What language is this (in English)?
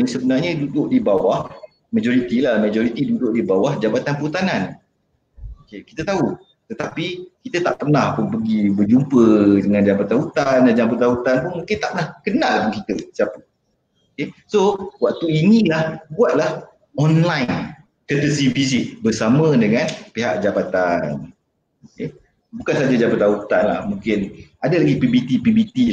Malay